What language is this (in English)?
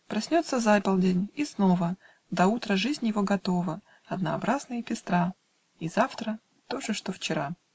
Russian